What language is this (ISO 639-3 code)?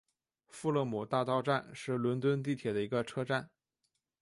zho